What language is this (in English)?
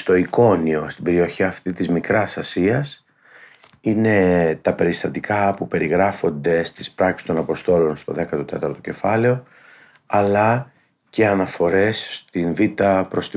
Greek